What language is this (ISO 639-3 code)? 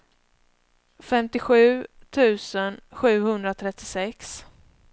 swe